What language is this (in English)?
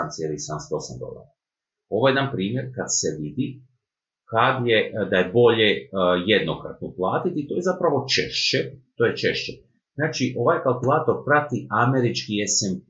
Croatian